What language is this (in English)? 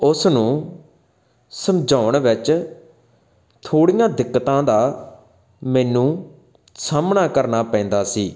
Punjabi